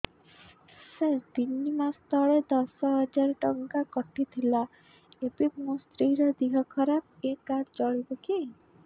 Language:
Odia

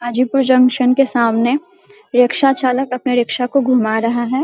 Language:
Hindi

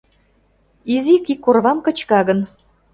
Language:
Mari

